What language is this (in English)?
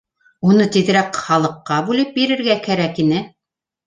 Bashkir